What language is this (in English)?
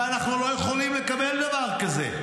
Hebrew